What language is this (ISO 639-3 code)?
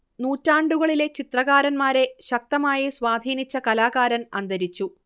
mal